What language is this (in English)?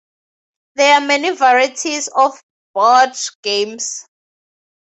English